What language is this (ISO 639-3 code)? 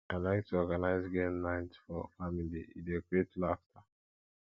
pcm